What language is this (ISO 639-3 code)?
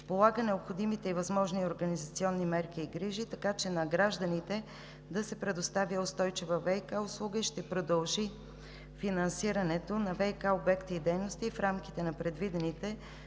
bul